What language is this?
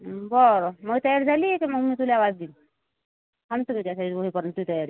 Marathi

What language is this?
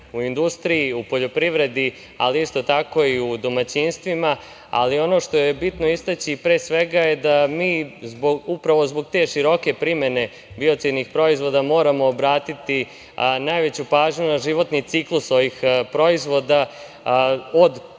Serbian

